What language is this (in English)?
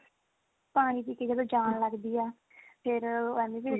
Punjabi